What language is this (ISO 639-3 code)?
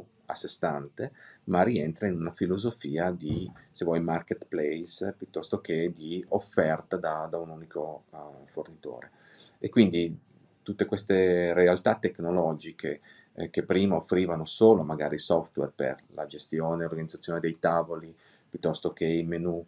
ita